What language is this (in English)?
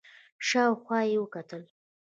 Pashto